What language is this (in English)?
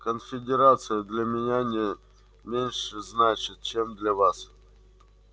Russian